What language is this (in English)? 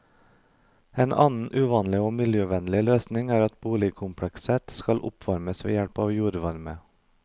Norwegian